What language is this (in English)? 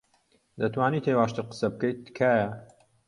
Central Kurdish